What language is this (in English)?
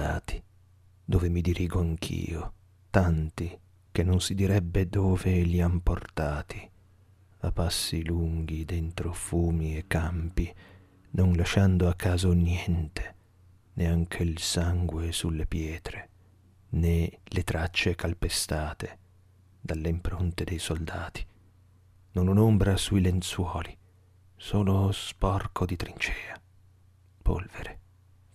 Italian